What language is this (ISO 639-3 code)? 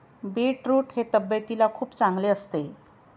mar